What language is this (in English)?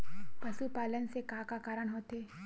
Chhattisgarhi